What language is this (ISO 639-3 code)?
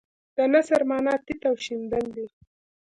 pus